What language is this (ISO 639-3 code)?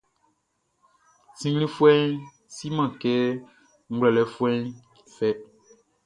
bci